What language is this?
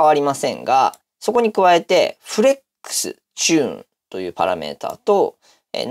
Japanese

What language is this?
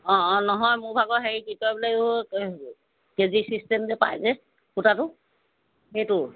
Assamese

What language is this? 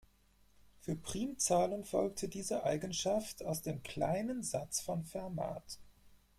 German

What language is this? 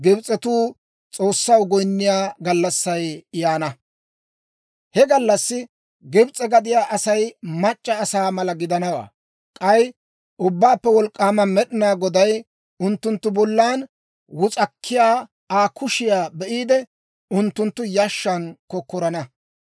Dawro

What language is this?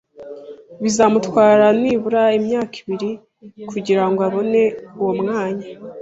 Kinyarwanda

